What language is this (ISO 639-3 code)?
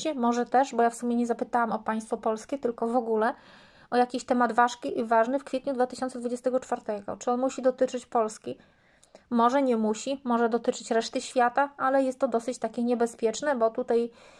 pol